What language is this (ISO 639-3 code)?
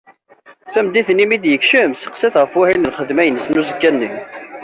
kab